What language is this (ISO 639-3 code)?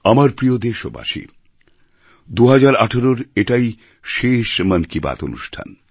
ben